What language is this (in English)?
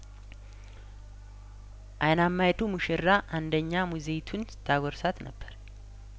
Amharic